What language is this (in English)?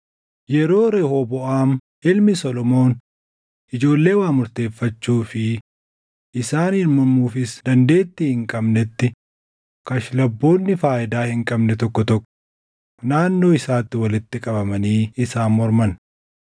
Oromo